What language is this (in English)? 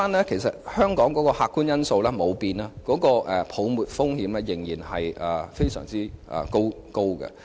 Cantonese